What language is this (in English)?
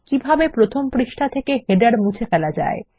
Bangla